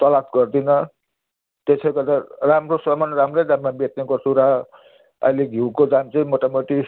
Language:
Nepali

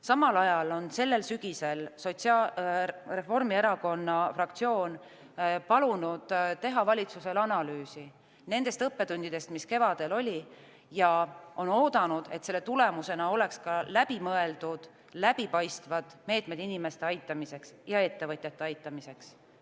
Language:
Estonian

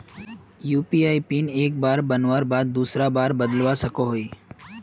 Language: Magahi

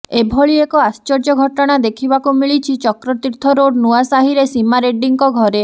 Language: Odia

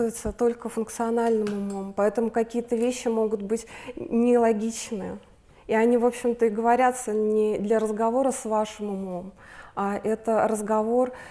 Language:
Russian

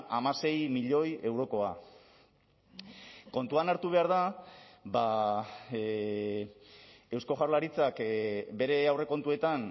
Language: Basque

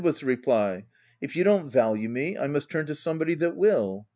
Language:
English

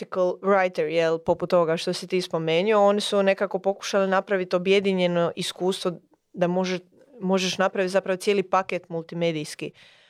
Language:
Croatian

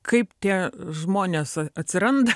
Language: Lithuanian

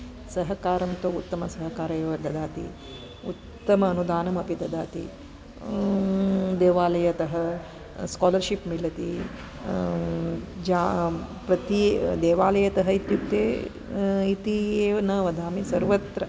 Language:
Sanskrit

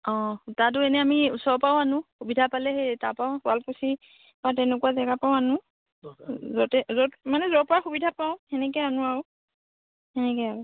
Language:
Assamese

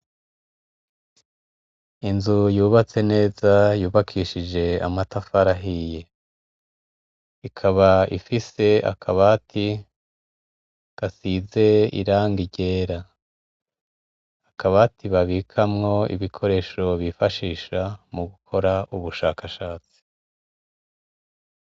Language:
Rundi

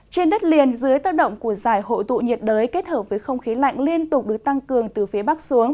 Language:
Vietnamese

